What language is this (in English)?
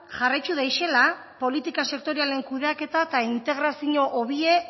Basque